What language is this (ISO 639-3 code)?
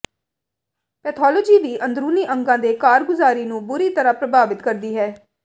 pan